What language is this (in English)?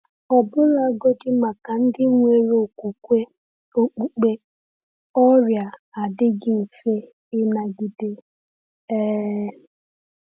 Igbo